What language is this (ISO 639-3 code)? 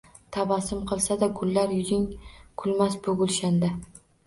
uzb